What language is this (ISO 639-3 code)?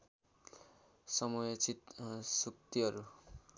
nep